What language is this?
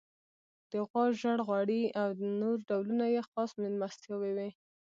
Pashto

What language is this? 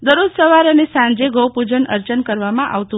Gujarati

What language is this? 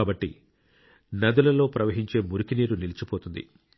Telugu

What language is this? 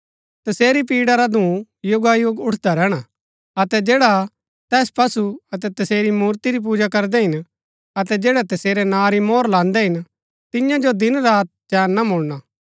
Gaddi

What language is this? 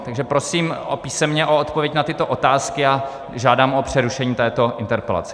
Czech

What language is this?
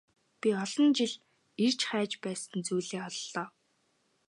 Mongolian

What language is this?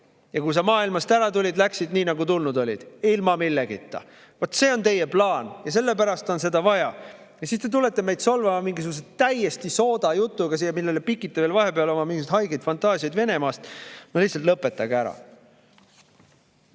Estonian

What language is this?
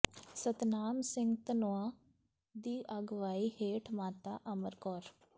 Punjabi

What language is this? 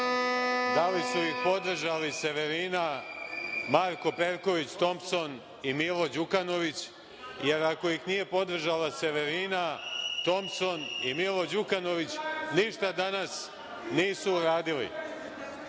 Serbian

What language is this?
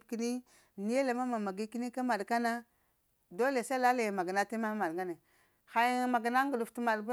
Lamang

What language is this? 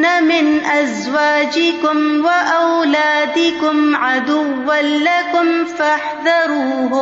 Urdu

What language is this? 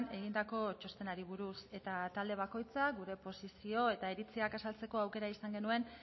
Basque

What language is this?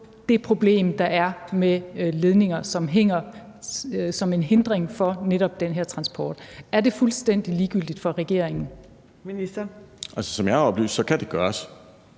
Danish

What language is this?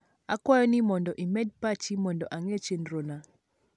Luo (Kenya and Tanzania)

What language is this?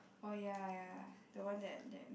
English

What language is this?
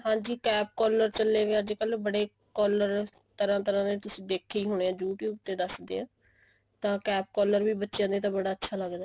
Punjabi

